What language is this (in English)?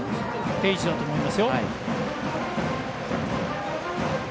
Japanese